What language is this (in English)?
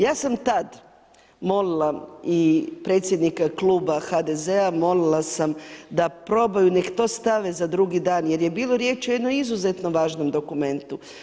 Croatian